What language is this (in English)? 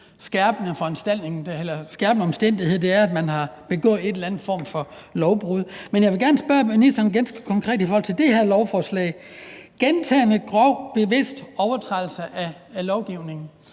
Danish